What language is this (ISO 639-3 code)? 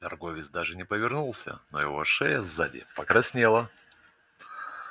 rus